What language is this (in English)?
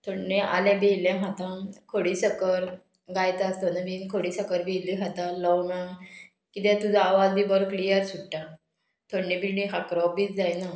Konkani